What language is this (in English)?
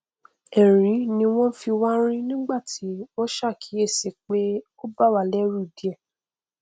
Yoruba